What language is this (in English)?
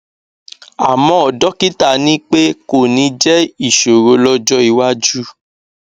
Yoruba